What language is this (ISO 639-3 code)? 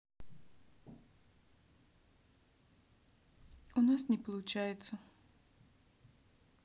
rus